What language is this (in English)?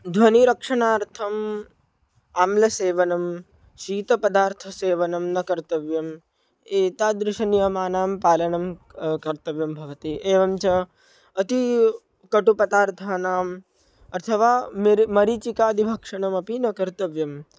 Sanskrit